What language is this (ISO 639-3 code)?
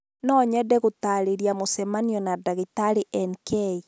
kik